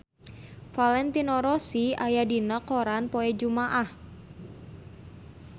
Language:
Sundanese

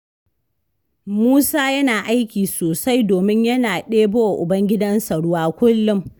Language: Hausa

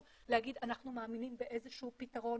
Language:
Hebrew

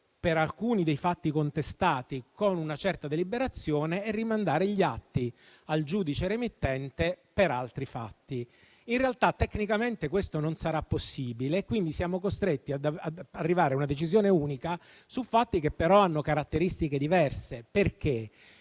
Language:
Italian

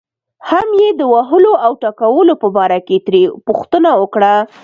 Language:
Pashto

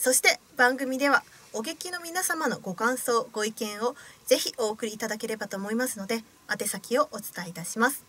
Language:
Japanese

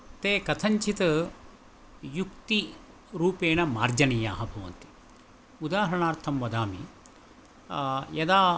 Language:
Sanskrit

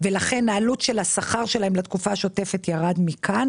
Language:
Hebrew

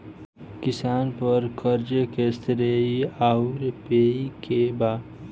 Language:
Bhojpuri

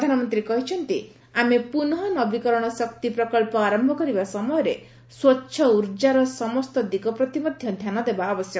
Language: Odia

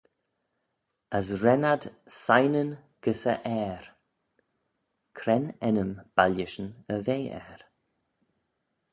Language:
Manx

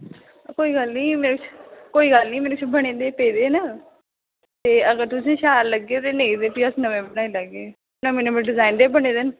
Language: Dogri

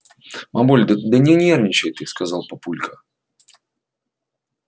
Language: Russian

